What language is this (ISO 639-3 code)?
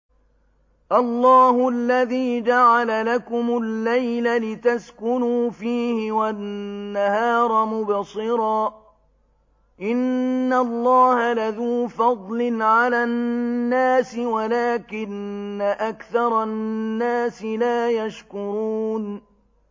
ara